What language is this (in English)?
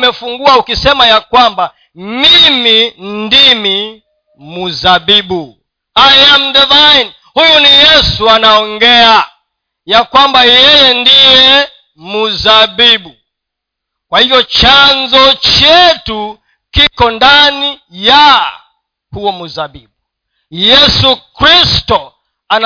Swahili